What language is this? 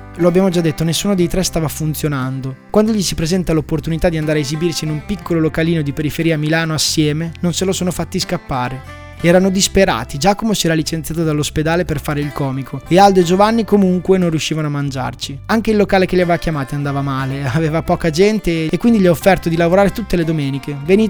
Italian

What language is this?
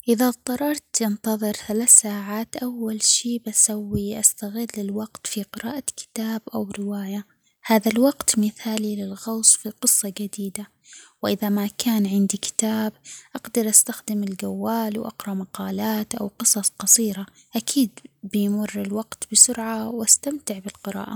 Omani Arabic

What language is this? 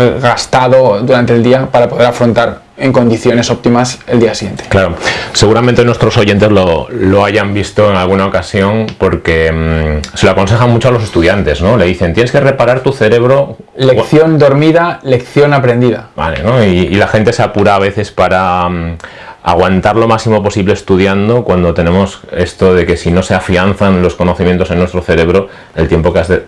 Spanish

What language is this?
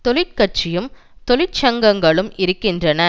Tamil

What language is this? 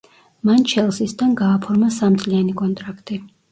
Georgian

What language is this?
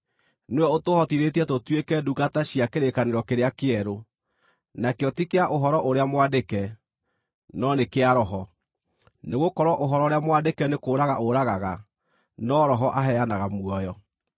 Kikuyu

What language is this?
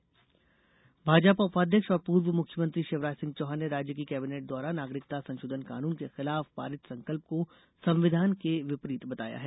Hindi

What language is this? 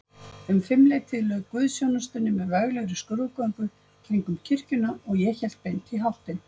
Icelandic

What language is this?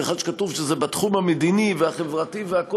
Hebrew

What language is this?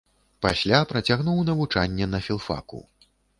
Belarusian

